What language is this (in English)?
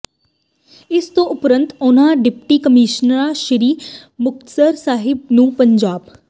Punjabi